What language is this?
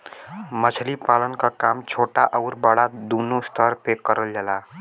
Bhojpuri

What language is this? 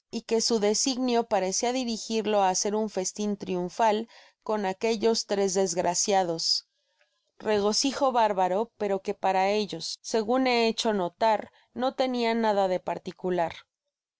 Spanish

